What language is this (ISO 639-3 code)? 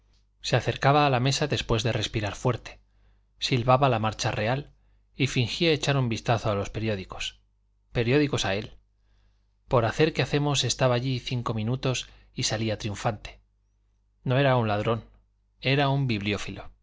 spa